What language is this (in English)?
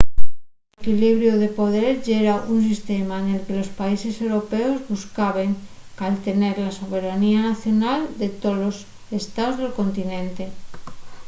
Asturian